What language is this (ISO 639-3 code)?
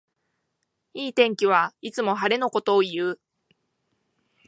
jpn